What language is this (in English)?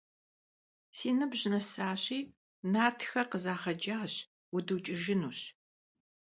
Kabardian